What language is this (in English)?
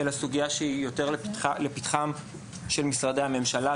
Hebrew